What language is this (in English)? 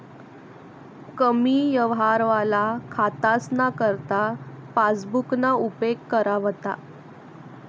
Marathi